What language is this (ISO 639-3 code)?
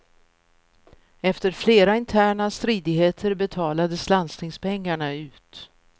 swe